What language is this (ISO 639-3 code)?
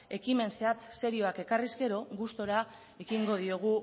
eus